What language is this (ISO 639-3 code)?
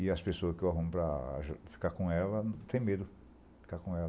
por